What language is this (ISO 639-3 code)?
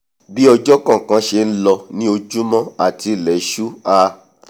yor